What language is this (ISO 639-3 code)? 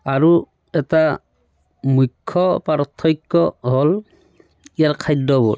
asm